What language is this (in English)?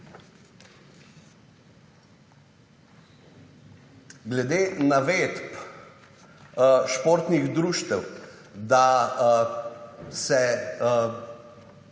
Slovenian